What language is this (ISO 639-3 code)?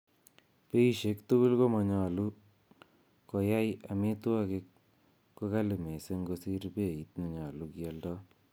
kln